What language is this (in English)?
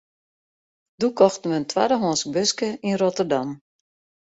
Western Frisian